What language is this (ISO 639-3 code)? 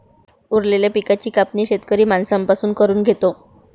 mar